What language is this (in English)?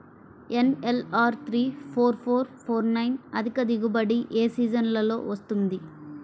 Telugu